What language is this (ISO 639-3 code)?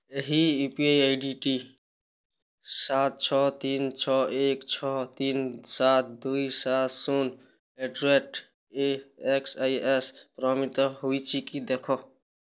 ori